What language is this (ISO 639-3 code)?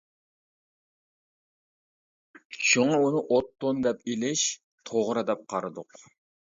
uig